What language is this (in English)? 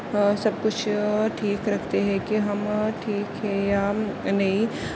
Urdu